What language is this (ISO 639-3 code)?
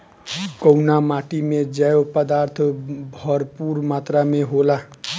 bho